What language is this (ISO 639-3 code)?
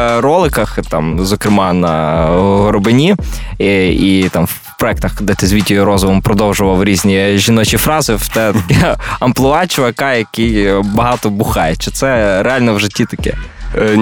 ukr